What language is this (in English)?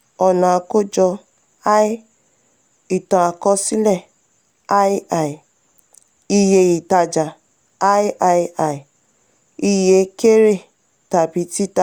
Yoruba